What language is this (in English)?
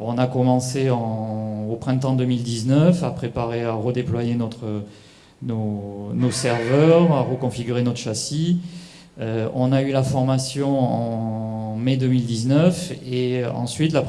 French